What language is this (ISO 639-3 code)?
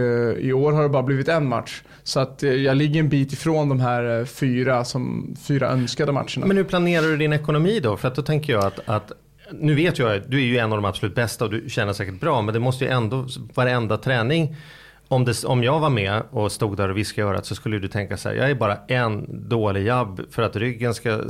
swe